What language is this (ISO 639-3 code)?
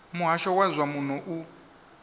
ven